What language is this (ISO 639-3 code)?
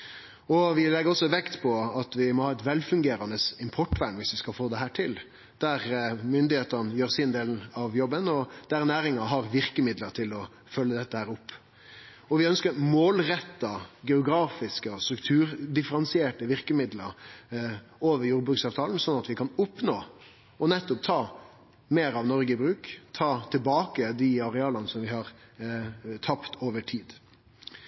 nno